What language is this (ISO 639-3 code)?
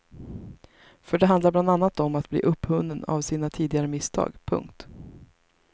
swe